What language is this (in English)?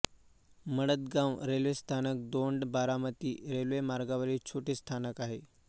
Marathi